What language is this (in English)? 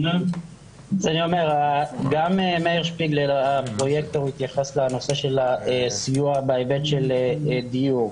Hebrew